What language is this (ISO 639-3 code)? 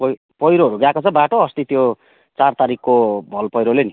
nep